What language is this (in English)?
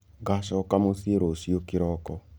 Kikuyu